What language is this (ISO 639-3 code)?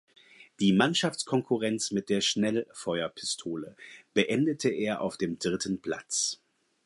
deu